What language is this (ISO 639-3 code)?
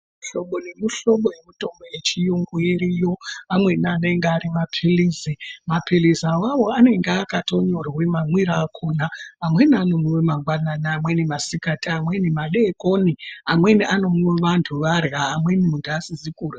ndc